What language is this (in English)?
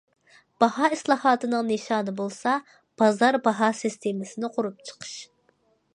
Uyghur